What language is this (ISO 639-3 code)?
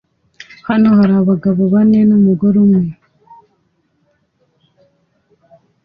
kin